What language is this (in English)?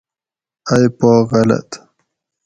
Gawri